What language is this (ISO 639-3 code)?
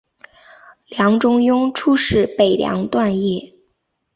zho